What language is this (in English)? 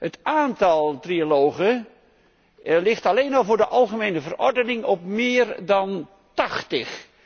Dutch